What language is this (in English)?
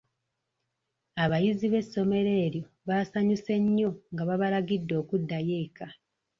Ganda